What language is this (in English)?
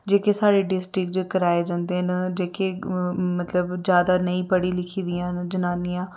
Dogri